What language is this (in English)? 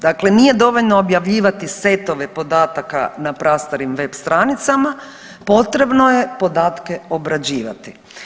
Croatian